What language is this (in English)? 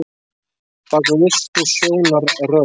Icelandic